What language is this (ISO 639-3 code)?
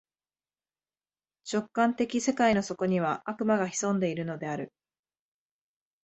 jpn